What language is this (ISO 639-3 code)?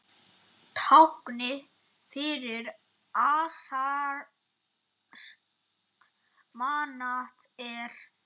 isl